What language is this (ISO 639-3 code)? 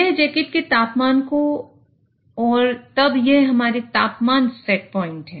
hin